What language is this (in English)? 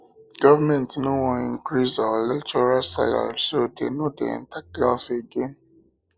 Nigerian Pidgin